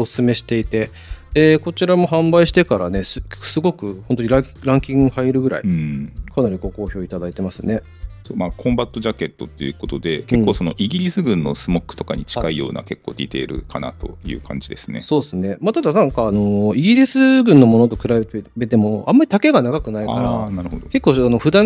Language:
Japanese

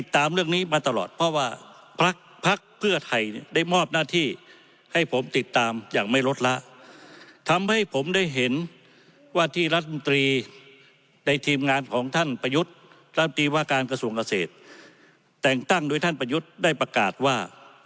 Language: Thai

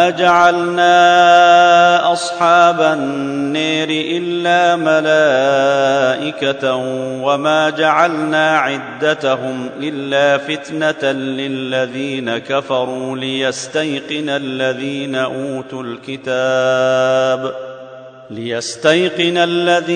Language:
Arabic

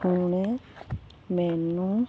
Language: Punjabi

